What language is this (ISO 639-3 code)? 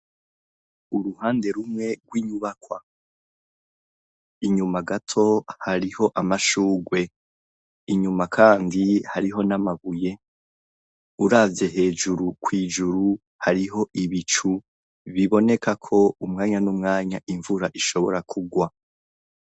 run